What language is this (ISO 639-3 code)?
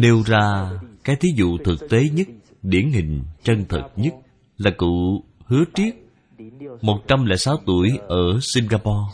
vie